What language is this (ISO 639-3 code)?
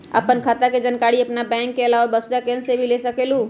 mag